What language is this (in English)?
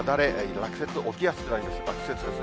Japanese